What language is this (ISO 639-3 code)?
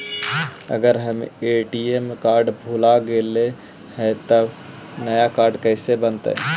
mag